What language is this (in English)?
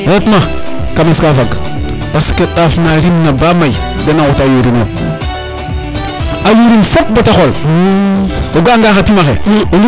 Serer